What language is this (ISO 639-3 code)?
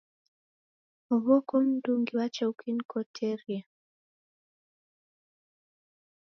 dav